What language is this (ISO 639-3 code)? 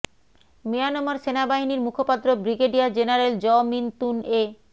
ben